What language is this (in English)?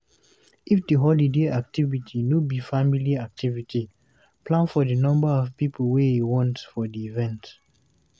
Nigerian Pidgin